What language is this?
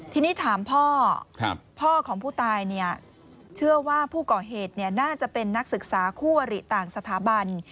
Thai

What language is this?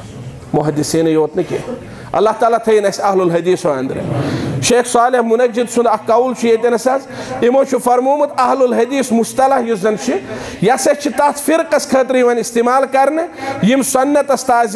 Arabic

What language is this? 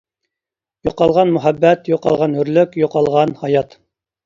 Uyghur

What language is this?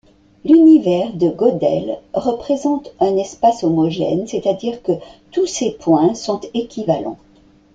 French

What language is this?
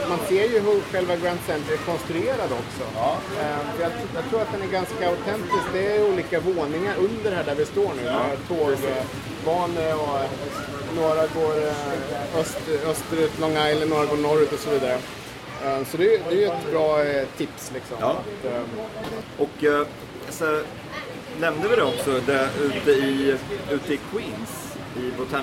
Swedish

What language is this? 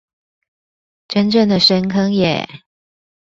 Chinese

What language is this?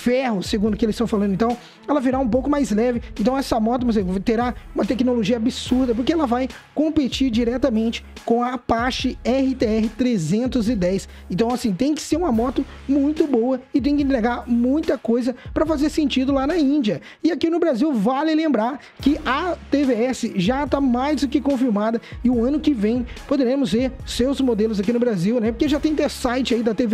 Portuguese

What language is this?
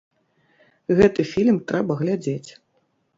Belarusian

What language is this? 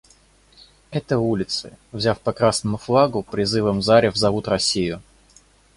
Russian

